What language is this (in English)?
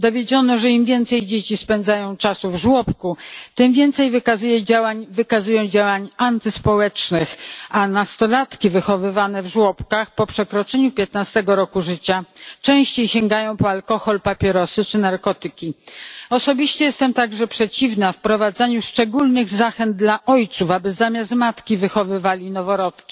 Polish